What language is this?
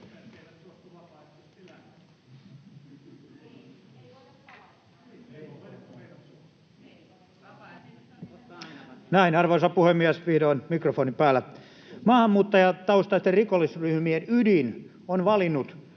Finnish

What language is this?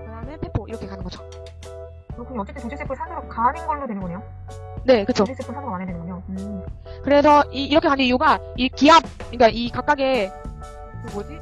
Korean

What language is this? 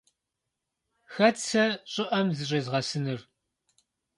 Kabardian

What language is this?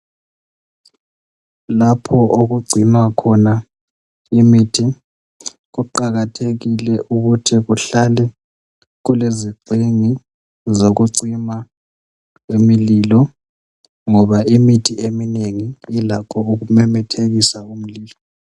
North Ndebele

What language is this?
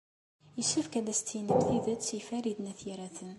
Kabyle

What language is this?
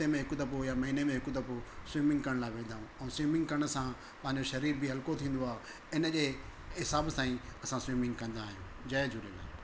Sindhi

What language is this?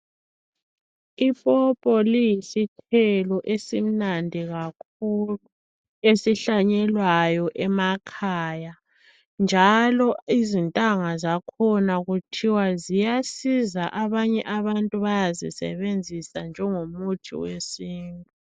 North Ndebele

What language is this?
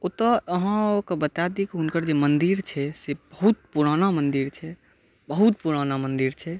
Maithili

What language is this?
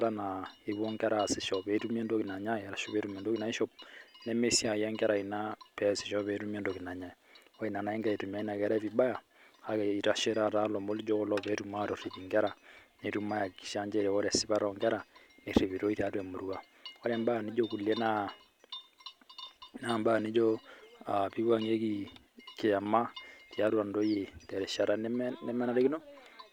Masai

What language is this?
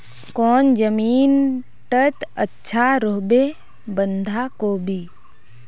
Magahi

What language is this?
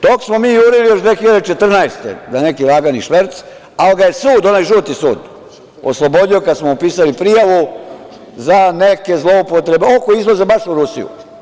Serbian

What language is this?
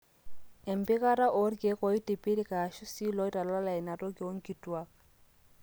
Masai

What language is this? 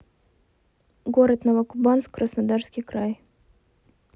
Russian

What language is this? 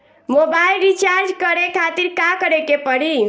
Bhojpuri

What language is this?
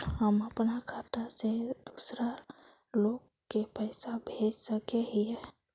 Magahi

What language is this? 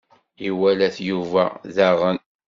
Kabyle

